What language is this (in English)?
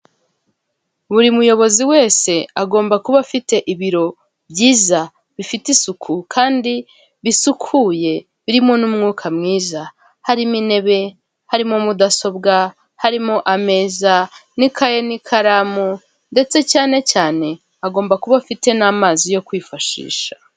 Kinyarwanda